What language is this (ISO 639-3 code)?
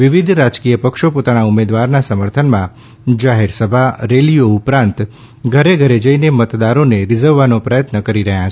guj